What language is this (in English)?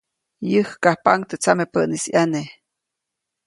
Copainalá Zoque